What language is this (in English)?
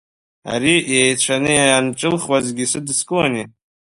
Abkhazian